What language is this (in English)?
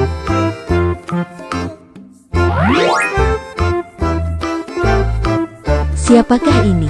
Indonesian